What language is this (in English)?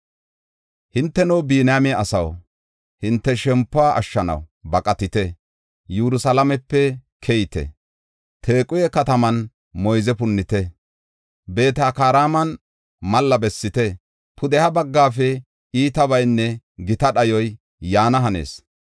Gofa